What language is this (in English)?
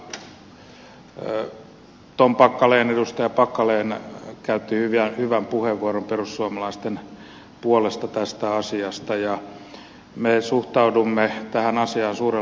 Finnish